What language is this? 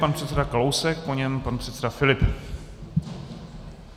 Czech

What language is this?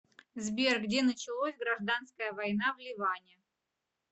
Russian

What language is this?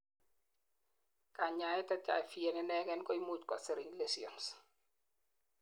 Kalenjin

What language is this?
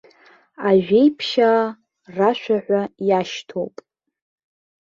Abkhazian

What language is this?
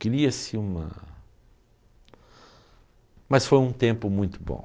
Portuguese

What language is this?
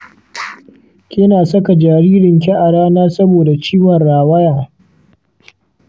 Hausa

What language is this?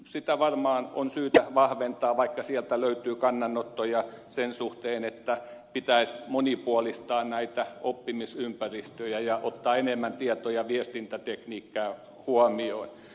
Finnish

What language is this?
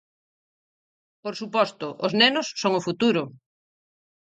Galician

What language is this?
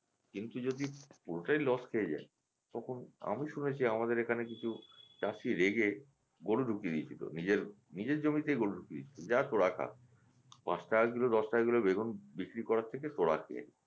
Bangla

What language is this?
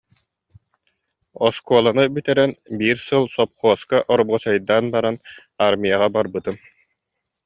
Yakut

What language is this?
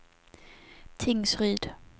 Swedish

